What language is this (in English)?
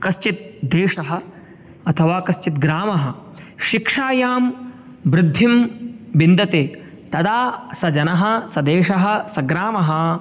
Sanskrit